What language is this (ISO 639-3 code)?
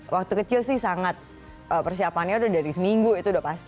ind